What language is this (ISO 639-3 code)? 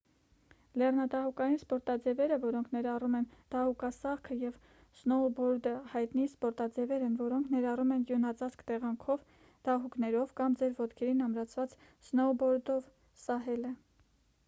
hye